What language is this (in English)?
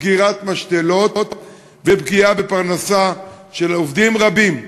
Hebrew